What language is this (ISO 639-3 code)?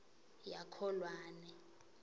ssw